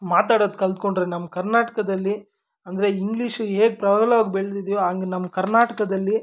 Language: Kannada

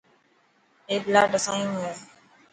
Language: Dhatki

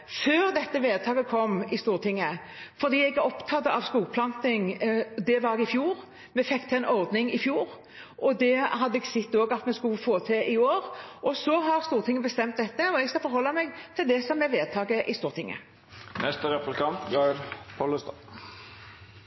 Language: Norwegian Nynorsk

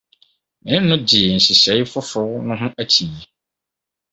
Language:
Akan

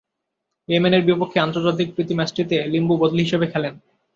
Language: Bangla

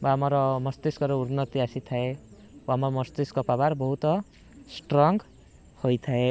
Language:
Odia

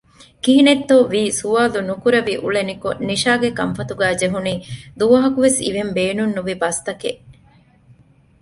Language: Divehi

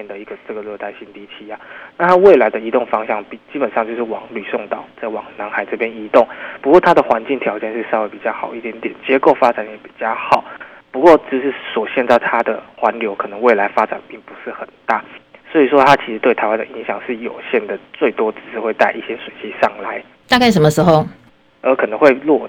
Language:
Chinese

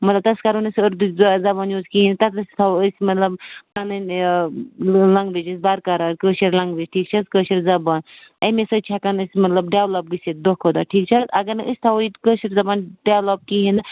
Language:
Kashmiri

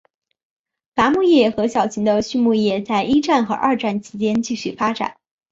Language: Chinese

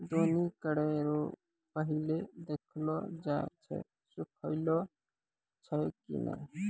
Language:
Maithili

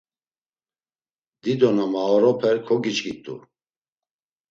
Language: Laz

